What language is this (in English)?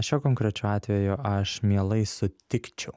Lithuanian